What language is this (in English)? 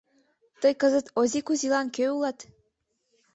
Mari